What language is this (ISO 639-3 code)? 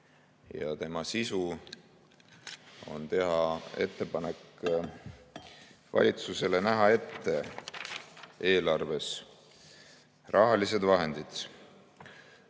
est